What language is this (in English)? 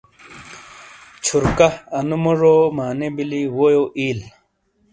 Shina